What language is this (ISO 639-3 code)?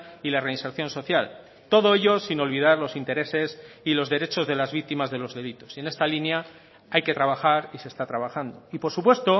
spa